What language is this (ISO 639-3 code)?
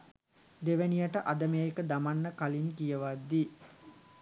sin